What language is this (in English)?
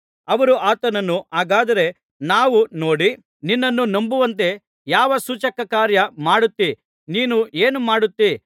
Kannada